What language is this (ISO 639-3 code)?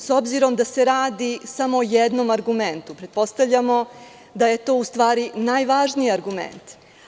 srp